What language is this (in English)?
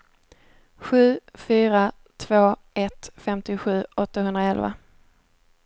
Swedish